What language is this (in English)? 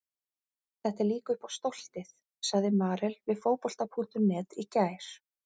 Icelandic